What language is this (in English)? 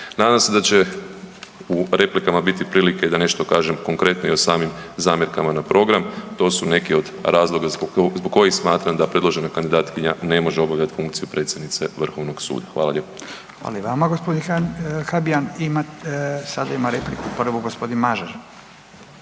Croatian